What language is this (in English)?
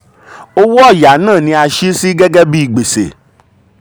Yoruba